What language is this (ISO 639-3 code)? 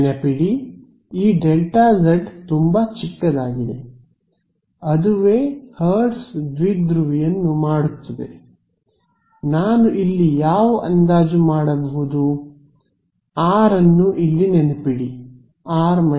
kan